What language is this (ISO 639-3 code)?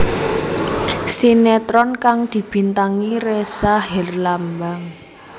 jav